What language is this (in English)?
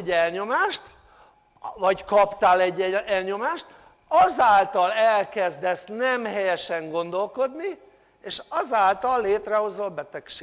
Hungarian